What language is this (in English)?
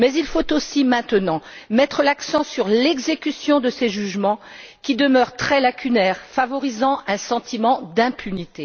French